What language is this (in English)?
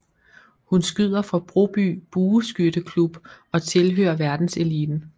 Danish